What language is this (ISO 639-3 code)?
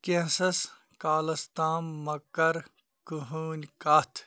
kas